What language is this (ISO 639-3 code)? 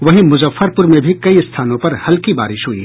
hin